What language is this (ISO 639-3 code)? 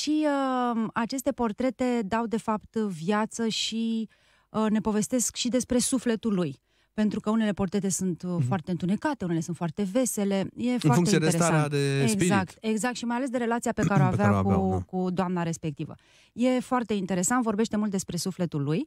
ron